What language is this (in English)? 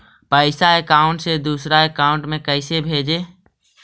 Magahi